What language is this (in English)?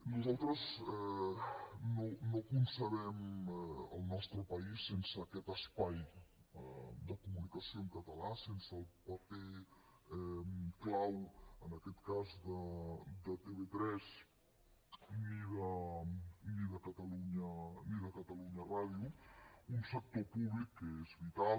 Catalan